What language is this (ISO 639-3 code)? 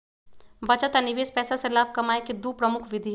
mag